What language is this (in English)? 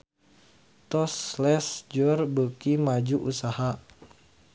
Sundanese